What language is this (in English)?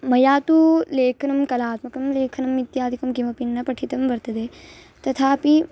Sanskrit